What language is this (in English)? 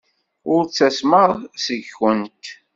Kabyle